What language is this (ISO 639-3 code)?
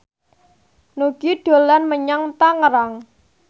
jav